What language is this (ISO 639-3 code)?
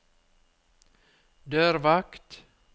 nor